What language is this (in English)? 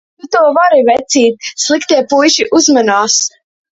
Latvian